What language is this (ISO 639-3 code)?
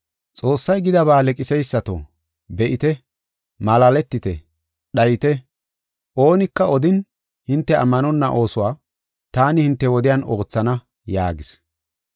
gof